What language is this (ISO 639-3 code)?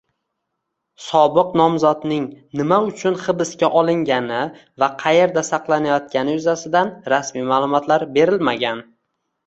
uzb